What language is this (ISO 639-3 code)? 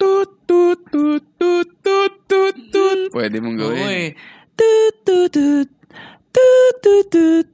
fil